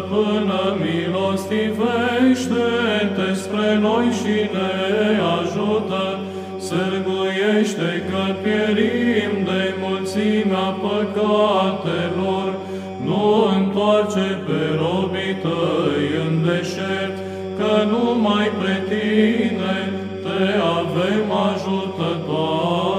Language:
Romanian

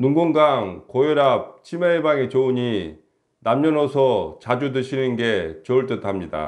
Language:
Korean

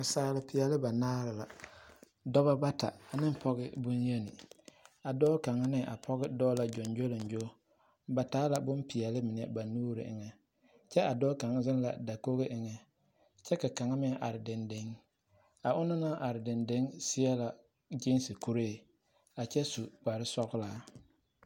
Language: Southern Dagaare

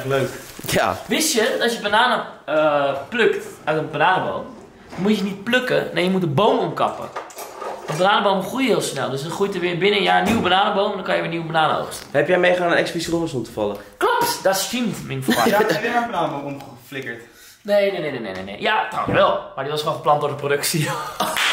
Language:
Dutch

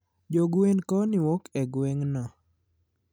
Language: Luo (Kenya and Tanzania)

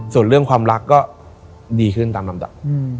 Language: Thai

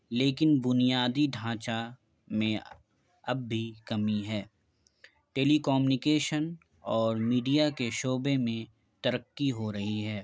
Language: Urdu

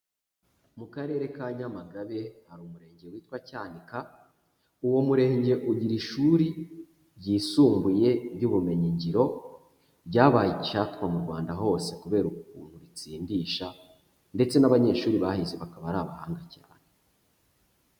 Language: Kinyarwanda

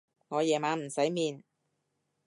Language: Cantonese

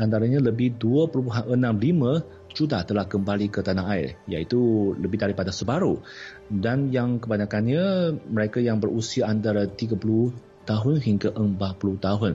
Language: Malay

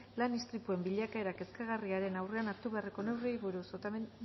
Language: Basque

